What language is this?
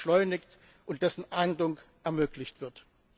German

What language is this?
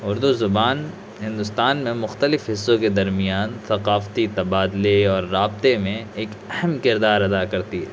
Urdu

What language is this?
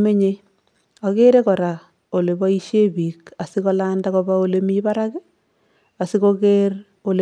Kalenjin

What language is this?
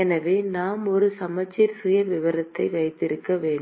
Tamil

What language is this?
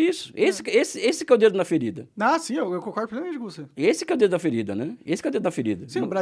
Portuguese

